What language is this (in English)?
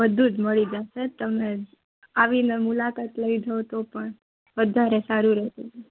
Gujarati